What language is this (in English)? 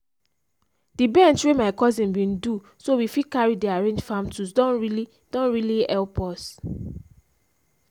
Nigerian Pidgin